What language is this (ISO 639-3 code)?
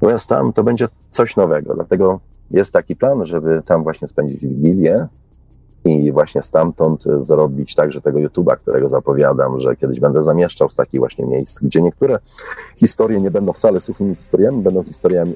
pol